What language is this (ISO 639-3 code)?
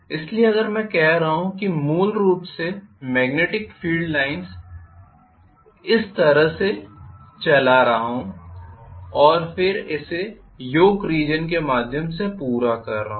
hin